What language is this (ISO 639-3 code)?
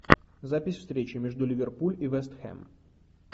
rus